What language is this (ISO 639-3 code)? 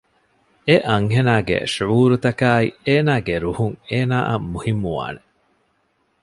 div